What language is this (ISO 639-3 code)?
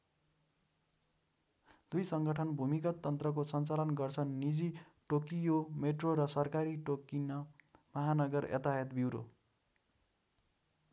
nep